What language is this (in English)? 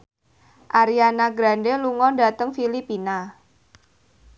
Javanese